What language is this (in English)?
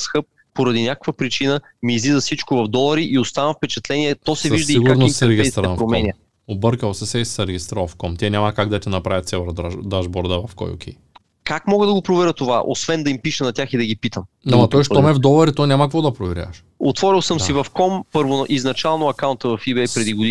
Bulgarian